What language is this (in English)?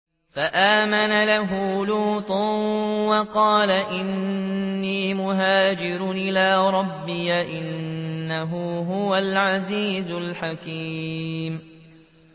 Arabic